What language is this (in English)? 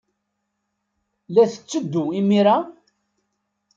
Kabyle